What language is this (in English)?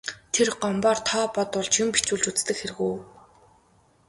Mongolian